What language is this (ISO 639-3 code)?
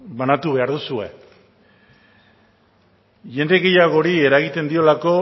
eus